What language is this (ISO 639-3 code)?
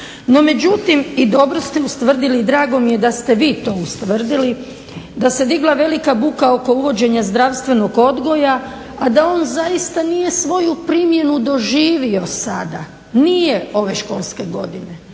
hrv